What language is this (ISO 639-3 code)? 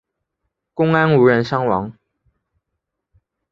zho